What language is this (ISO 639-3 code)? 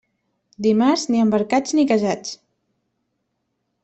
cat